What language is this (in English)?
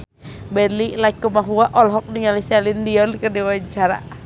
Sundanese